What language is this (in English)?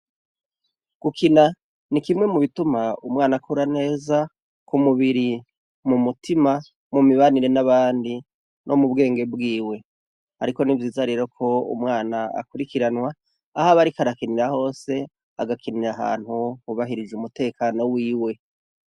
Rundi